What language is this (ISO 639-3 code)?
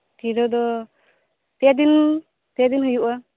sat